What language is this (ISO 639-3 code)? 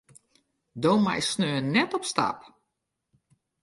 fry